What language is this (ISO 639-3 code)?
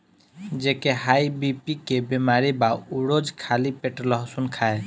bho